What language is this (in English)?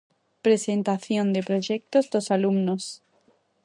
Galician